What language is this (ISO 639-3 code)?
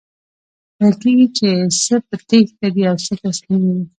pus